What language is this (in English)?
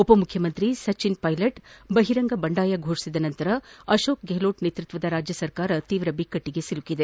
Kannada